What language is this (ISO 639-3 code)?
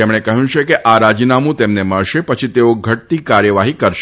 guj